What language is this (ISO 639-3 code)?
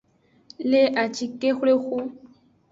ajg